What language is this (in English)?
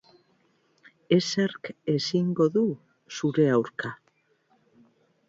Basque